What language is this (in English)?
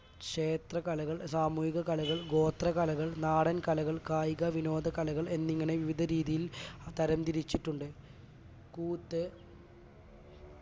Malayalam